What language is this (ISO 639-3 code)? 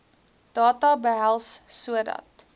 afr